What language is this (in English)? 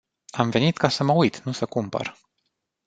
Romanian